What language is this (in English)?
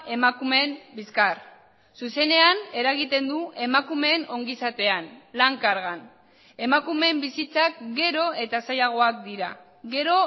Basque